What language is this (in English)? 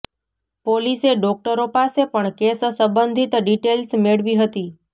Gujarati